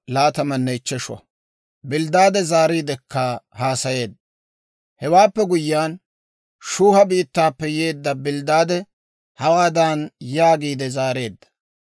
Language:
Dawro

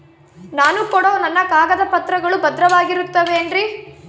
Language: Kannada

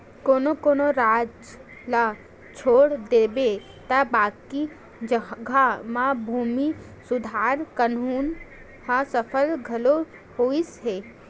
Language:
Chhattisgarhi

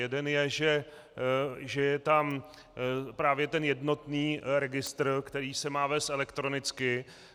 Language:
Czech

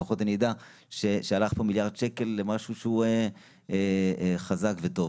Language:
Hebrew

